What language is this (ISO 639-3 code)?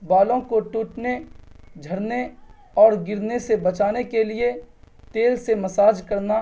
urd